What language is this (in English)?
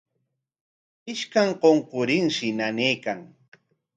Corongo Ancash Quechua